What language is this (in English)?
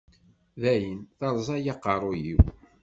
Kabyle